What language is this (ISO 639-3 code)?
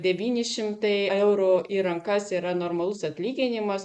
lit